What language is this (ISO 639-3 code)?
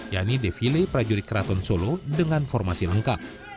ind